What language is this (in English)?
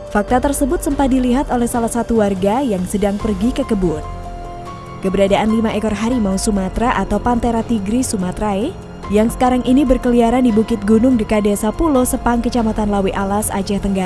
Indonesian